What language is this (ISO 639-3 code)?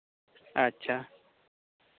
sat